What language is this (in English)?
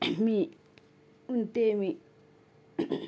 Telugu